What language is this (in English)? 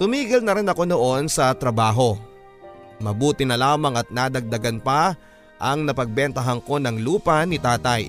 Filipino